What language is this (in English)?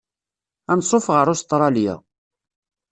Kabyle